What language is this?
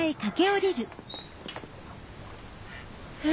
Japanese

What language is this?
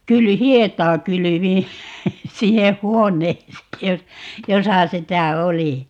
Finnish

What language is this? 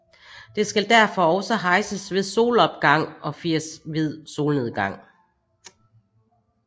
Danish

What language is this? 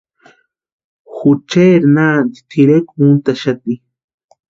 Western Highland Purepecha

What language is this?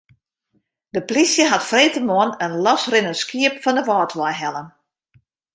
Western Frisian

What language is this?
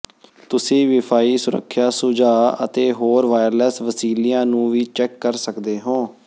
Punjabi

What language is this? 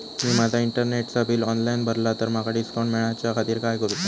Marathi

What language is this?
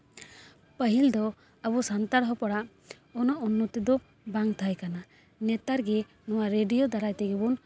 Santali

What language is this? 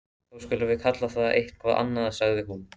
Icelandic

